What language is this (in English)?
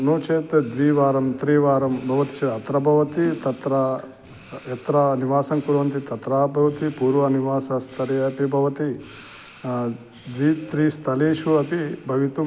Sanskrit